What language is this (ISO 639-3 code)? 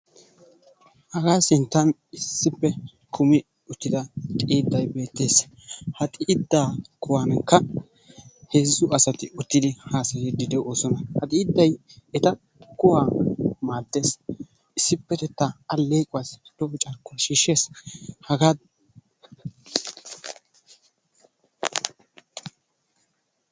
wal